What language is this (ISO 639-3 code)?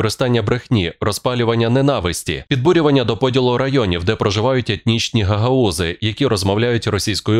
ukr